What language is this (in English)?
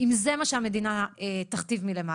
Hebrew